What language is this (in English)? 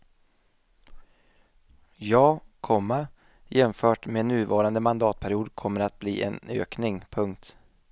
Swedish